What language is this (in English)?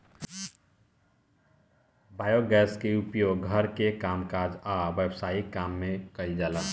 Bhojpuri